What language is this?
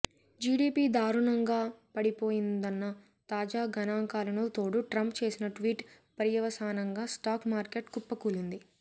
Telugu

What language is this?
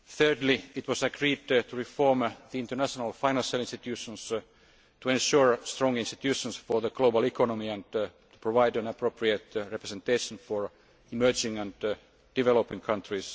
English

